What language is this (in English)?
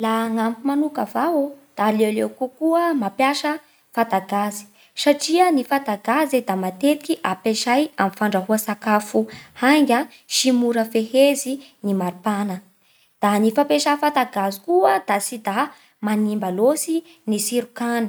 Bara Malagasy